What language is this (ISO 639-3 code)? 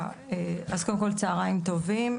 heb